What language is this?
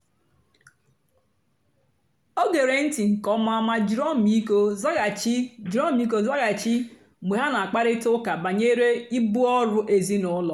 Igbo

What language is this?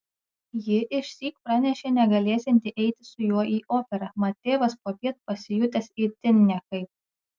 Lithuanian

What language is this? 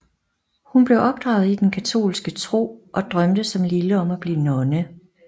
Danish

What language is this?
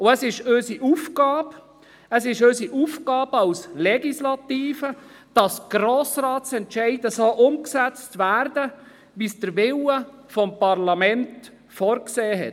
Swiss German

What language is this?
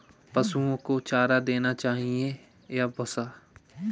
Hindi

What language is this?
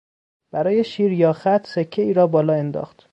Persian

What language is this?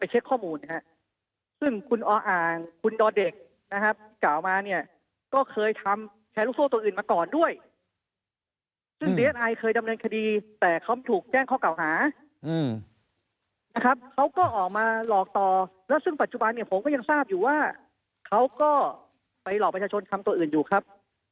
Thai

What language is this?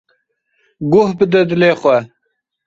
Kurdish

